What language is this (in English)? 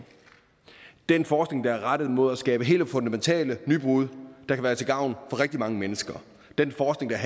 Danish